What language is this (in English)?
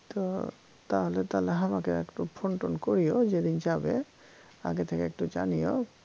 Bangla